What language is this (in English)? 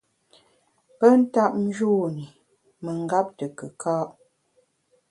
Bamun